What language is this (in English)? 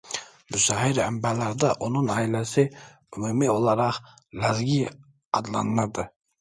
Azerbaijani